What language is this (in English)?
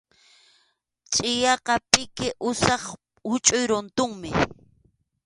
Arequipa-La Unión Quechua